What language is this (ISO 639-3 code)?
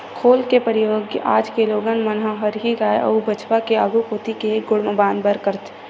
hne